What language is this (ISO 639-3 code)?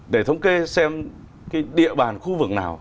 vie